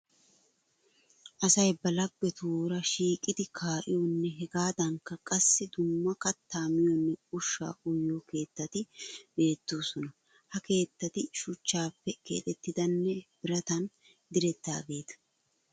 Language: Wolaytta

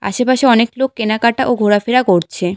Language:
Bangla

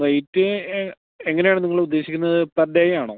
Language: Malayalam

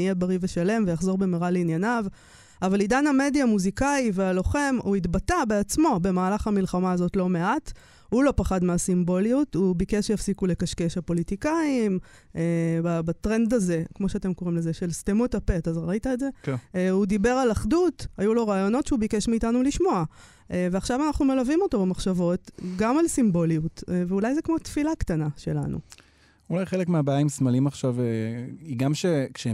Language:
Hebrew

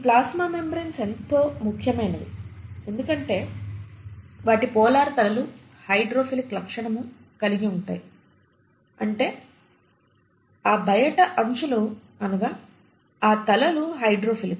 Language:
Telugu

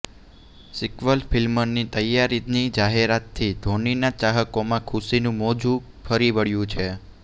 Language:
Gujarati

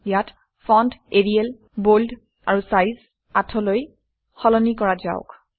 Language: Assamese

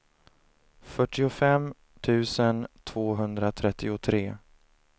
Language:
Swedish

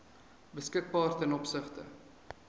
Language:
Afrikaans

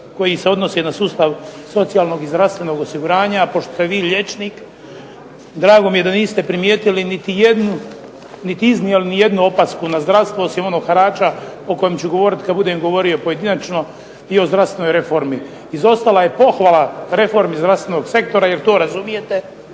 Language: Croatian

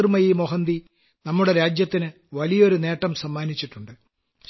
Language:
Malayalam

